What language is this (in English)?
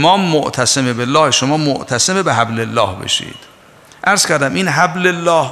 Persian